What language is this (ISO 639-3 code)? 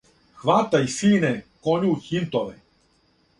srp